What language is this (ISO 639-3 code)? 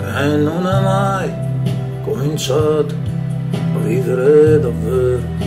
ita